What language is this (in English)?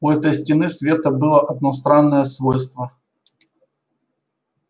Russian